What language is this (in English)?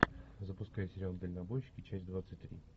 Russian